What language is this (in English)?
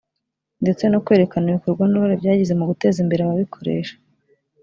Kinyarwanda